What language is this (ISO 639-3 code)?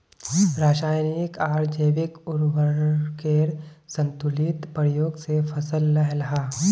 mag